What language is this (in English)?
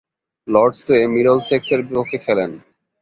Bangla